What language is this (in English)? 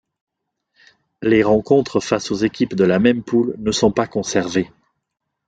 French